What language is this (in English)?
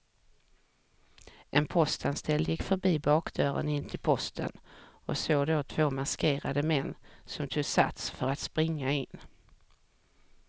Swedish